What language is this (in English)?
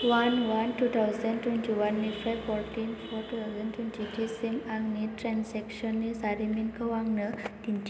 Bodo